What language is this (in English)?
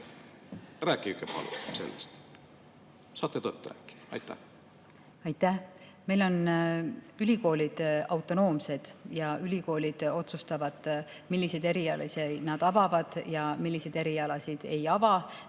Estonian